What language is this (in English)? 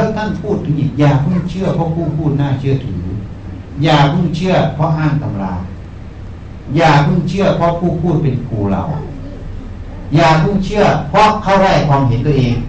Thai